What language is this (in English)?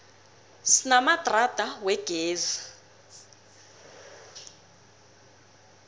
South Ndebele